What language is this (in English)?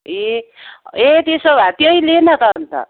Nepali